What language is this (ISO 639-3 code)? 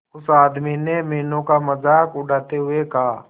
hin